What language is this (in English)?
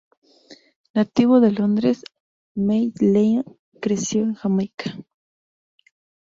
Spanish